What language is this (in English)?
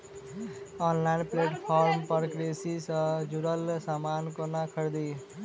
Maithili